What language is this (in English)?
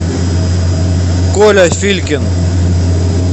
Russian